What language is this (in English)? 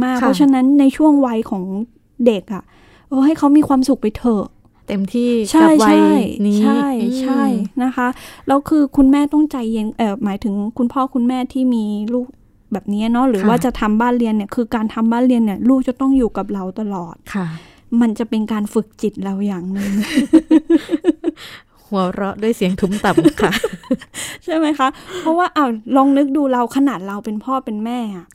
Thai